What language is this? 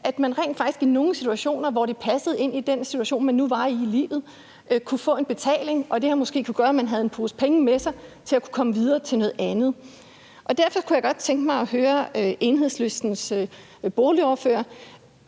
Danish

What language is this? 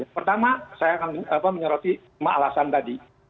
Indonesian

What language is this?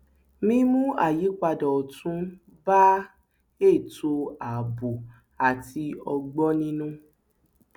Yoruba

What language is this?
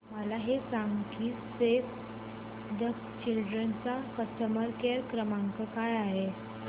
Marathi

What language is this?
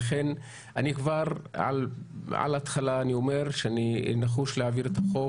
Hebrew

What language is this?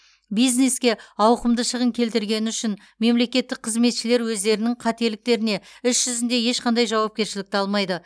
Kazakh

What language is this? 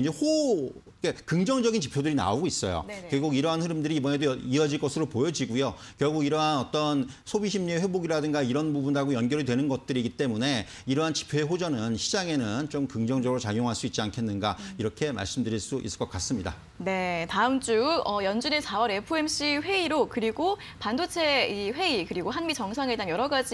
Korean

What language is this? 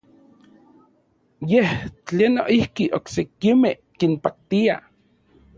Central Puebla Nahuatl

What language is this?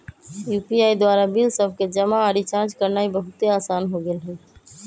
Magahi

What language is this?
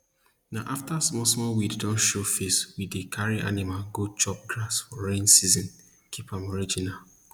Nigerian Pidgin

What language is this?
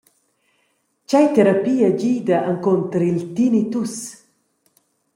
Romansh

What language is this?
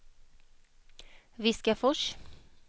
Swedish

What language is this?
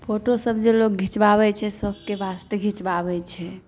Maithili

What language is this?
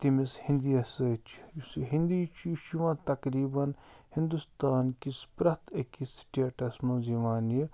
Kashmiri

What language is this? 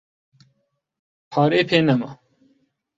Central Kurdish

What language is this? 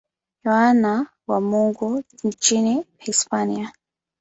Swahili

